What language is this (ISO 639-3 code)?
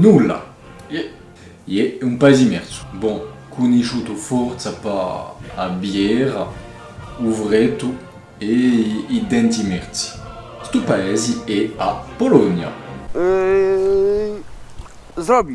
ita